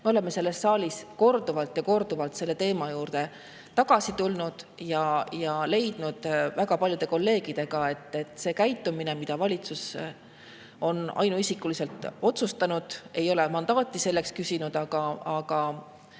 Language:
Estonian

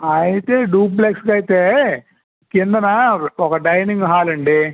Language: Telugu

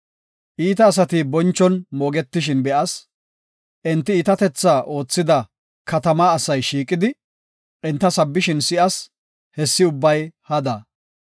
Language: Gofa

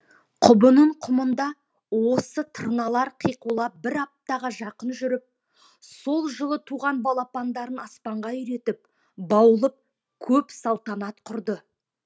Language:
Kazakh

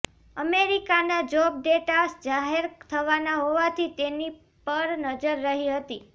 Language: Gujarati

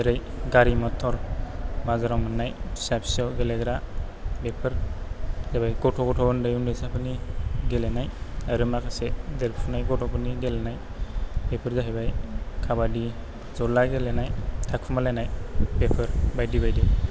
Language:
Bodo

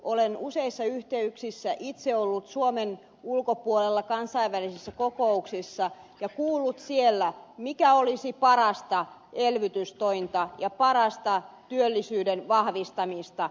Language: Finnish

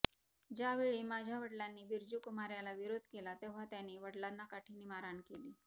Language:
Marathi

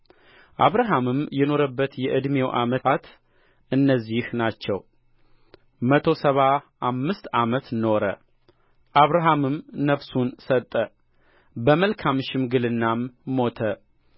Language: Amharic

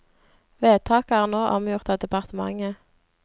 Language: Norwegian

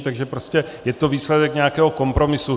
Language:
Czech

